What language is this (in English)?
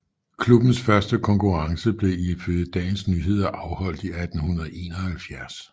Danish